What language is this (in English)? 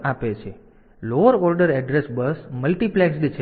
Gujarati